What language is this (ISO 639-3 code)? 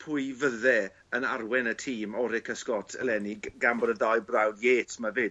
cym